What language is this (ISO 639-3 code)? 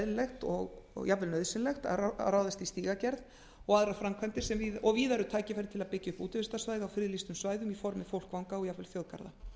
isl